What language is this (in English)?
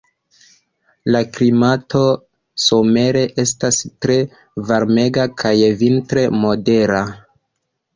Esperanto